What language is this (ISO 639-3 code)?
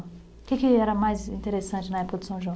por